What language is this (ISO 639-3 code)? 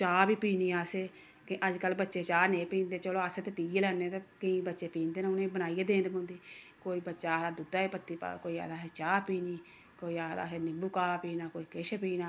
doi